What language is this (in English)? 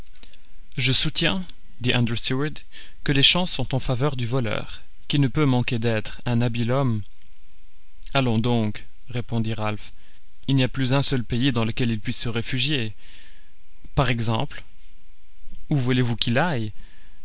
French